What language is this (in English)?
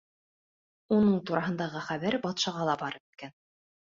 Bashkir